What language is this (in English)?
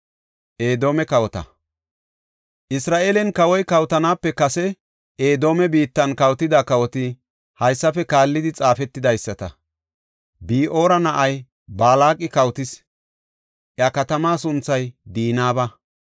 Gofa